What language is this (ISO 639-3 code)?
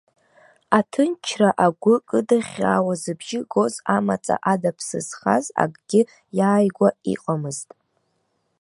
abk